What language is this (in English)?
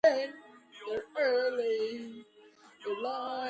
Georgian